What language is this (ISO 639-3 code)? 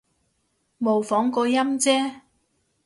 yue